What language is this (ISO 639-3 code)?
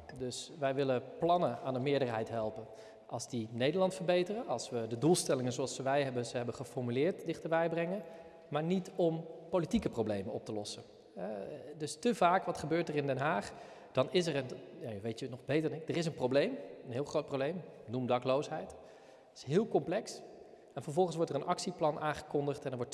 nld